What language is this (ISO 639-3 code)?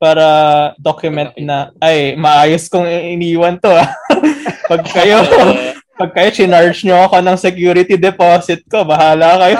fil